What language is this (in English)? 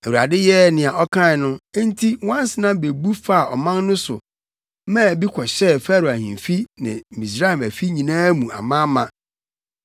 Akan